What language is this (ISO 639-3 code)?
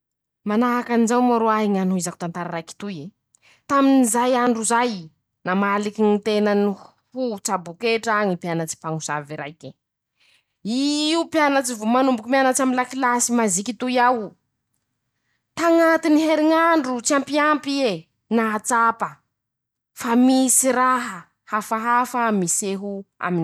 msh